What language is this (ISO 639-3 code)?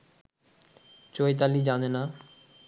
ben